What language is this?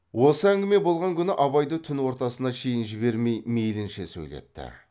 Kazakh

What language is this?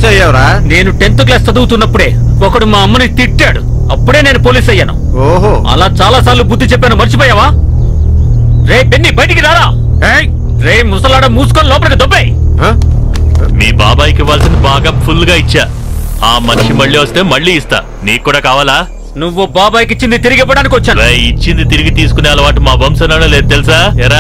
Telugu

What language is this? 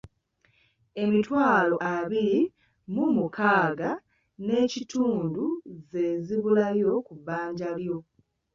Ganda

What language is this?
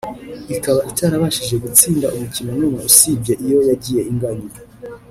Kinyarwanda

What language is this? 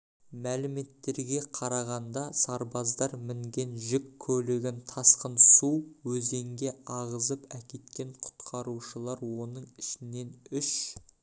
Kazakh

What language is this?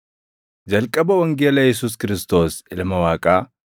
Oromo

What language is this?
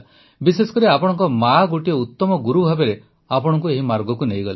Odia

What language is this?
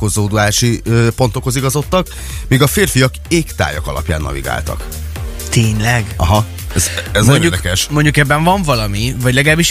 Hungarian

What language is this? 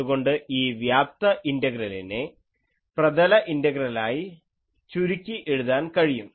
Malayalam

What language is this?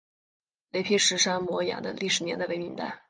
Chinese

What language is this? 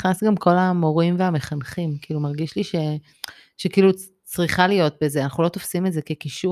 Hebrew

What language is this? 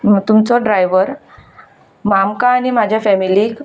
Konkani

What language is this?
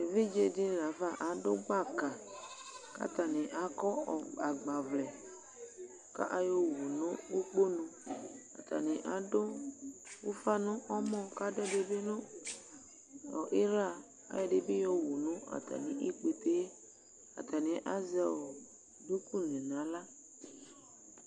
Ikposo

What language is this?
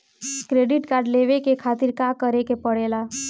Bhojpuri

